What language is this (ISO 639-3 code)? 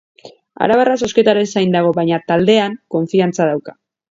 eus